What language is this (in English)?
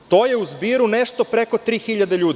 Serbian